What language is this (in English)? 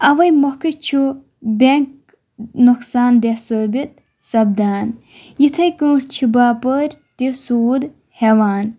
Kashmiri